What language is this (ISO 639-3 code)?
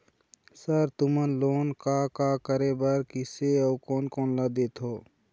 hne